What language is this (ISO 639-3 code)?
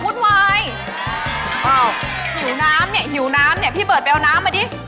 tha